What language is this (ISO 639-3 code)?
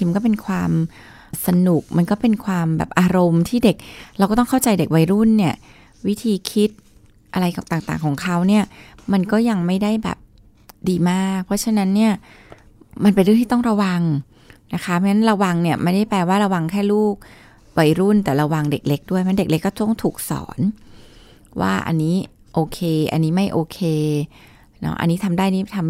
tha